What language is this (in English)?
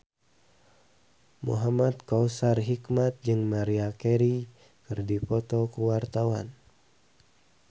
Sundanese